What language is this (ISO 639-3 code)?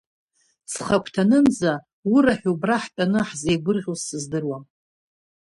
abk